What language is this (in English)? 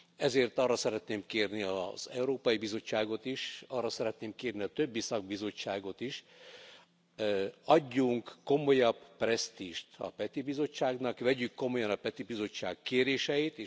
Hungarian